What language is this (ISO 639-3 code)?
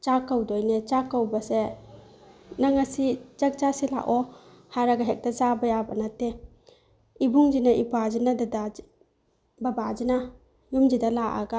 mni